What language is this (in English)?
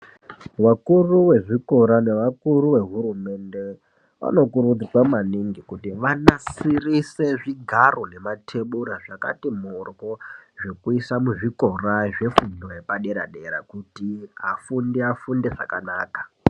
Ndau